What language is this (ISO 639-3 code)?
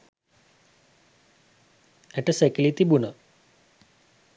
sin